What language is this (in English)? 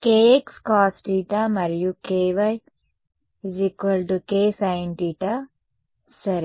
Telugu